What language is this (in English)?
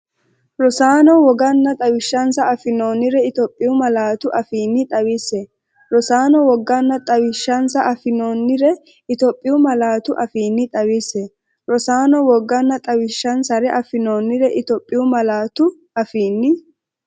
Sidamo